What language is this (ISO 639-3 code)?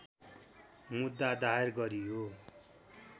nep